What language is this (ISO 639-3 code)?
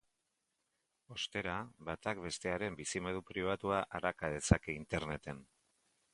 eus